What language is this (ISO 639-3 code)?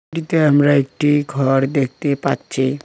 ben